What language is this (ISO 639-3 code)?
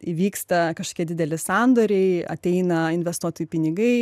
lit